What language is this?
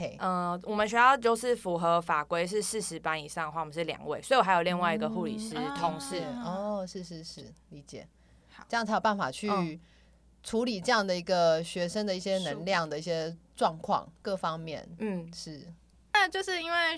Chinese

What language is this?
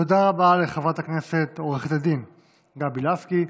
Hebrew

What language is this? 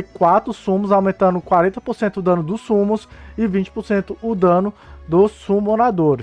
Portuguese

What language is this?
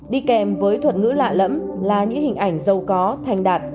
Vietnamese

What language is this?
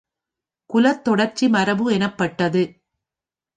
Tamil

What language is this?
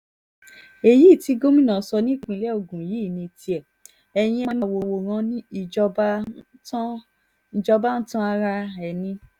Yoruba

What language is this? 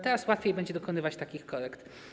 Polish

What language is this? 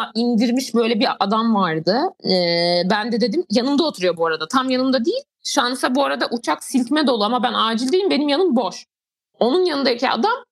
Turkish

